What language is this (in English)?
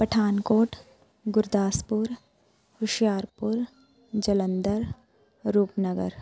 Punjabi